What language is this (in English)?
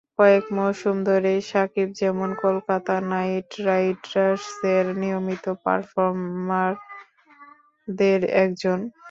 Bangla